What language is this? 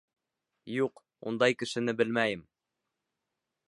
Bashkir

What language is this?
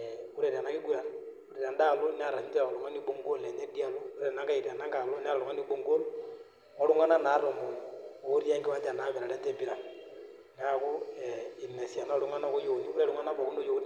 Masai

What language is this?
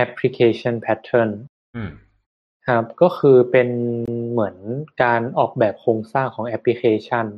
Thai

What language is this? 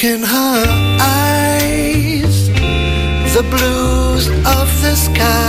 Slovak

